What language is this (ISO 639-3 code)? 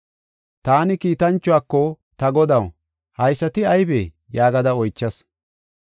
gof